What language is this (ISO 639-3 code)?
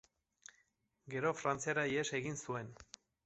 eus